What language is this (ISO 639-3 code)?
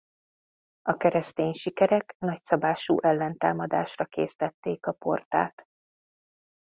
hun